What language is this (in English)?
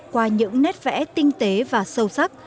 Vietnamese